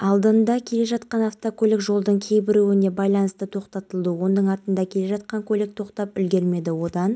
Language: Kazakh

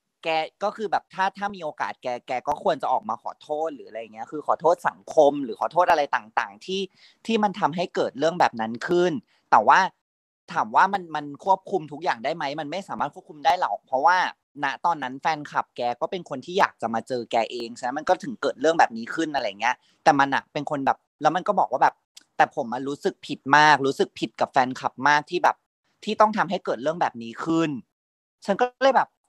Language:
Thai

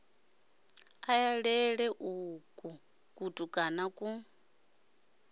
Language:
Venda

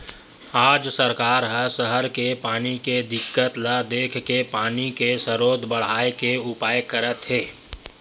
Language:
Chhattisgarhi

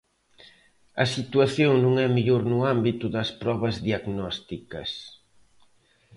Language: Galician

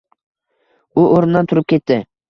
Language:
Uzbek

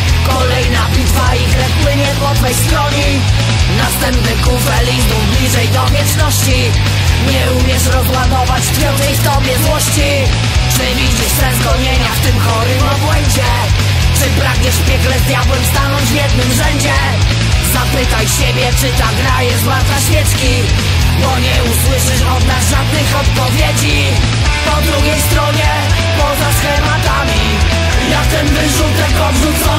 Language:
Polish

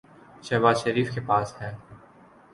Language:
Urdu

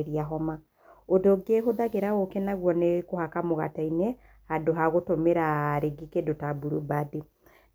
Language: Kikuyu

